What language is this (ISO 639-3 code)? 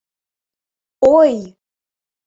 chm